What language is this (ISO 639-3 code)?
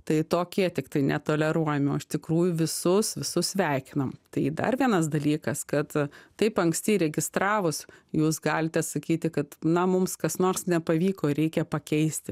lit